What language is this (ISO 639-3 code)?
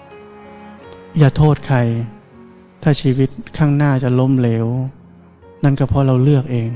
tha